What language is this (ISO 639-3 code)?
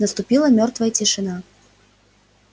rus